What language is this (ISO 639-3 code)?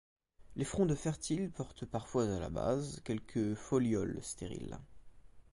fra